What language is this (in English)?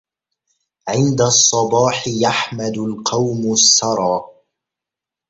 Arabic